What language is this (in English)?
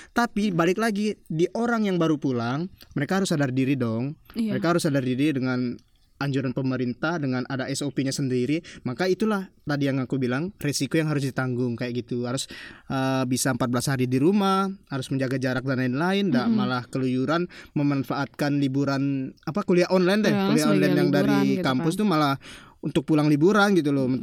Indonesian